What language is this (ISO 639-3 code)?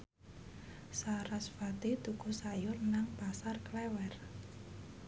jav